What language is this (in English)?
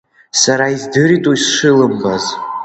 Abkhazian